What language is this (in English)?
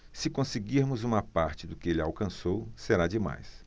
Portuguese